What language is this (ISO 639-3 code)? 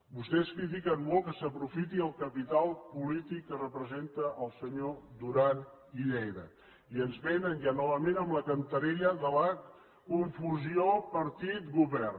cat